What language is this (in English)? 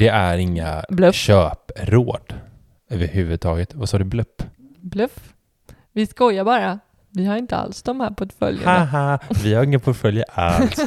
Swedish